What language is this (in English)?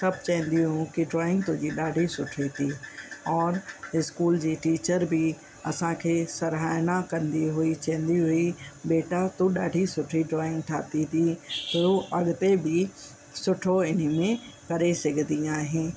Sindhi